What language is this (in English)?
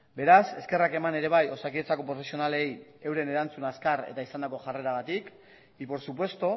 Basque